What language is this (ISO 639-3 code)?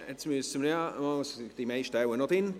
gsw